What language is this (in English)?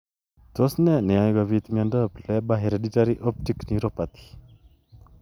Kalenjin